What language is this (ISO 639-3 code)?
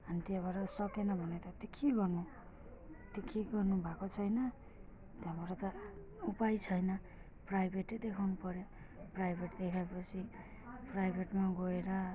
nep